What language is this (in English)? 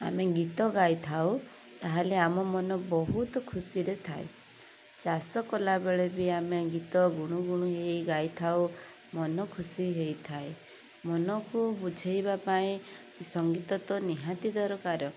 Odia